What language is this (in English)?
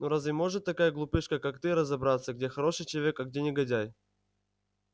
Russian